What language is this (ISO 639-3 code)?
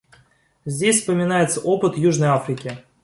rus